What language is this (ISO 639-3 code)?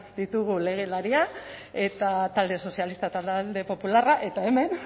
eus